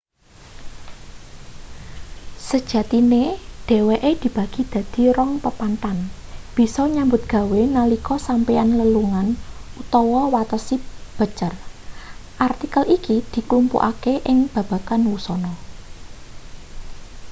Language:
Javanese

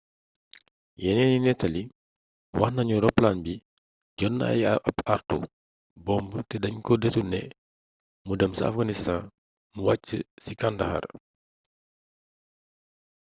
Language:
Wolof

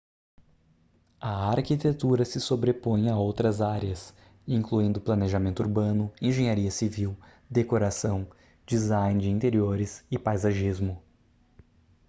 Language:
Portuguese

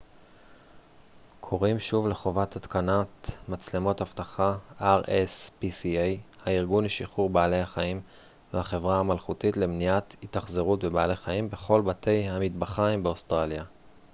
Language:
Hebrew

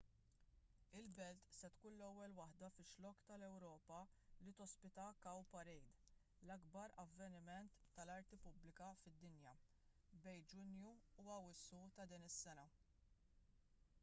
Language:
Maltese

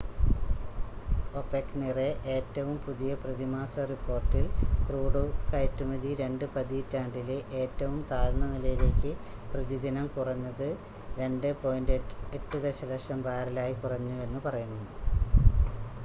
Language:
Malayalam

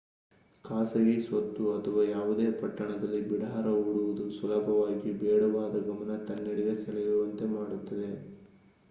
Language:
Kannada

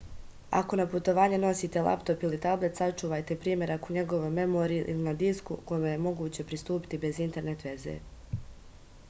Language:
Serbian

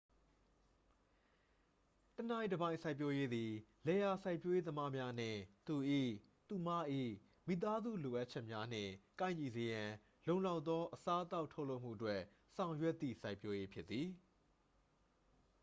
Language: Burmese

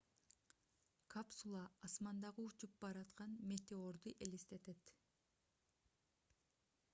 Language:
Kyrgyz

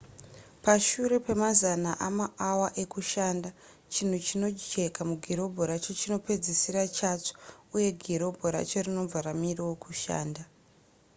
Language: Shona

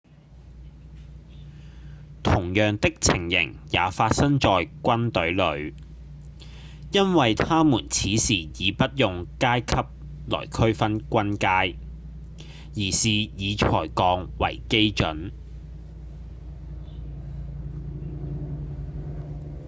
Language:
Cantonese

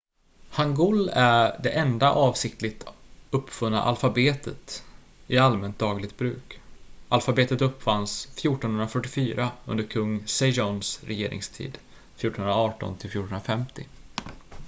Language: Swedish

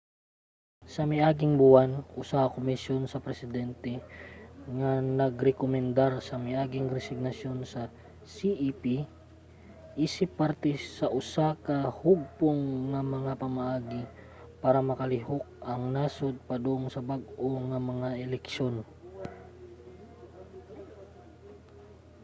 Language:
Cebuano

